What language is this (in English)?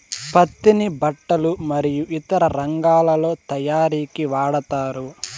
Telugu